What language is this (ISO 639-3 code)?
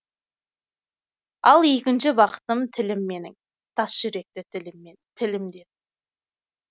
kaz